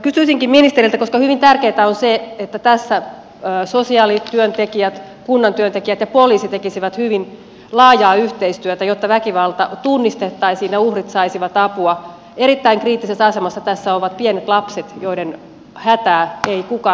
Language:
Finnish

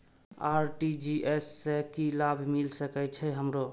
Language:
Maithili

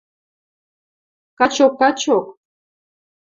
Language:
Western Mari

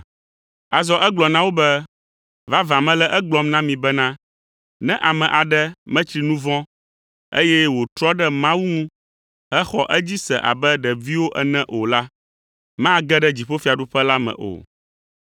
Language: Ewe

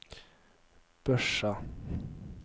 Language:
Norwegian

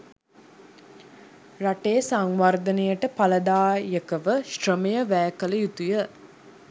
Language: Sinhala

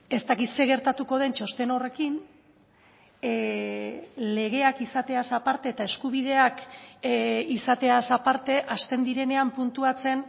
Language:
Basque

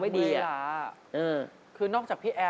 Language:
Thai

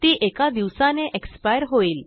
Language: Marathi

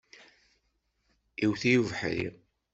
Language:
Kabyle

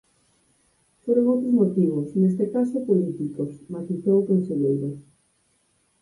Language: Galician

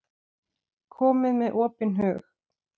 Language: Icelandic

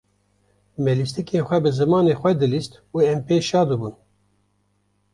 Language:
Kurdish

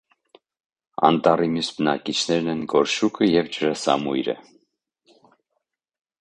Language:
Armenian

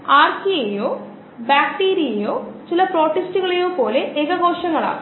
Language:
Malayalam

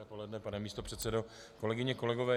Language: Czech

